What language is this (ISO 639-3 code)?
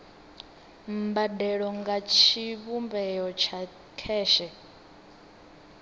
ven